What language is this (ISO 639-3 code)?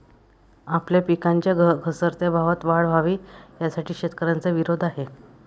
mar